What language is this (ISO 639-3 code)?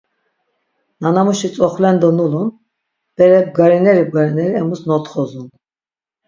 lzz